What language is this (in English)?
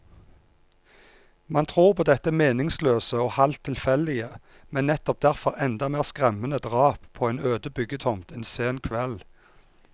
Norwegian